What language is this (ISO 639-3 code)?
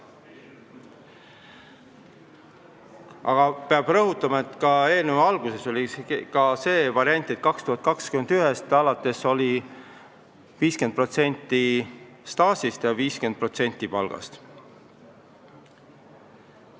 est